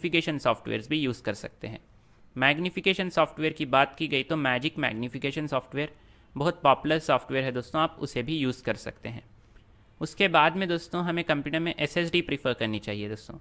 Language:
Hindi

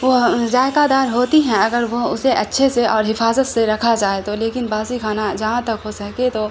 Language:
Urdu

